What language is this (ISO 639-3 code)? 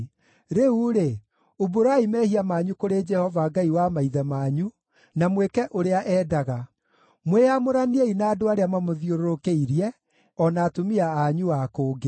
kik